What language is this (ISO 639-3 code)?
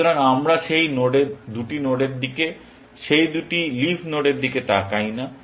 ben